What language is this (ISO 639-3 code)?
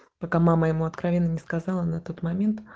rus